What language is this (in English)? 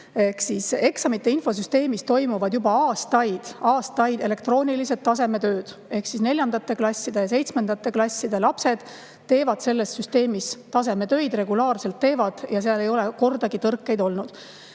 Estonian